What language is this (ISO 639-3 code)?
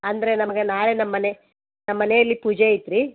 kan